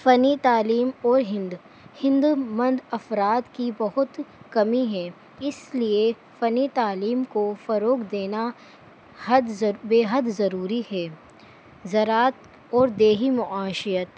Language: Urdu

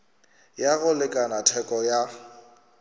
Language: Northern Sotho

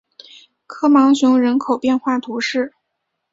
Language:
Chinese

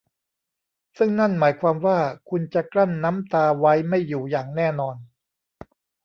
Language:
Thai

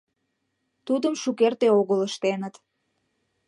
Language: Mari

